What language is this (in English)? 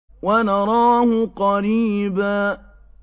Arabic